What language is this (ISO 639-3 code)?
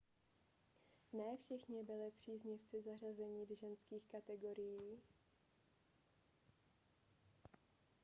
ces